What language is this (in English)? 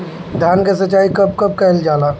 Bhojpuri